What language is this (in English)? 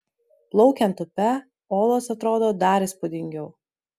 Lithuanian